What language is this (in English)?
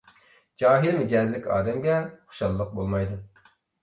Uyghur